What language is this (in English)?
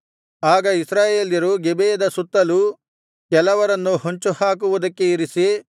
Kannada